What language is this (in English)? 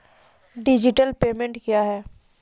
Maithili